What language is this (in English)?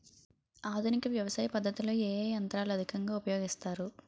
Telugu